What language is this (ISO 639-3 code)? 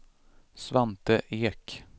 swe